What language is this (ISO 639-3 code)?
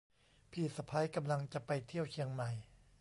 tha